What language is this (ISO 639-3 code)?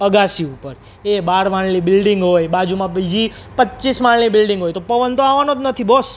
guj